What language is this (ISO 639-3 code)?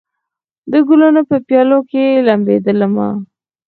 pus